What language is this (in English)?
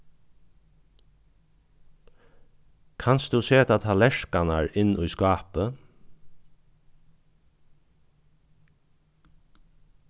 Faroese